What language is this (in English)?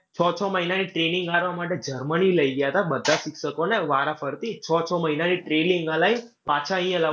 Gujarati